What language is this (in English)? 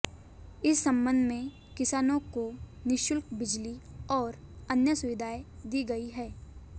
Hindi